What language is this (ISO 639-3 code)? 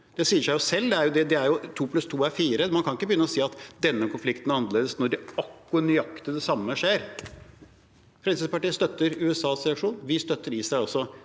nor